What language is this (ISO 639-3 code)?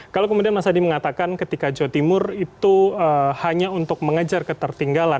ind